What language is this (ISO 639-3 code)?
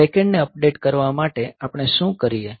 guj